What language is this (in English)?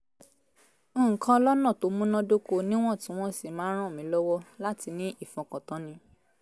Yoruba